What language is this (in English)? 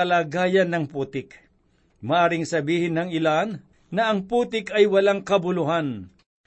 Filipino